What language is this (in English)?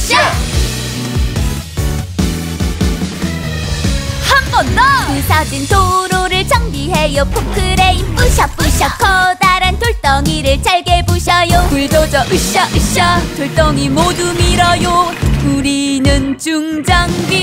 Korean